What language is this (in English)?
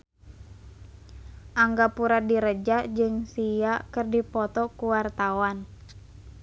Sundanese